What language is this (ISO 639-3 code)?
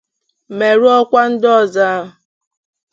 ibo